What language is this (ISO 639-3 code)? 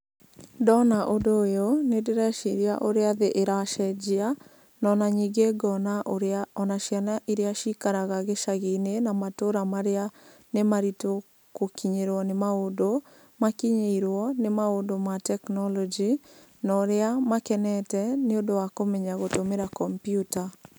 kik